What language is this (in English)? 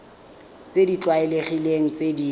Tswana